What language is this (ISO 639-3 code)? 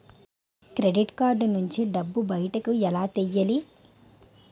tel